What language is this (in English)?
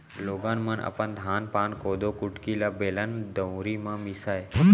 Chhattisgarhi